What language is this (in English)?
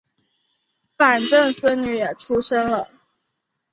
Chinese